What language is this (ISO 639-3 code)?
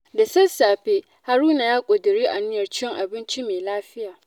hau